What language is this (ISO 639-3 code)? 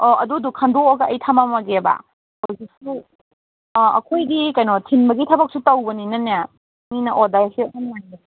mni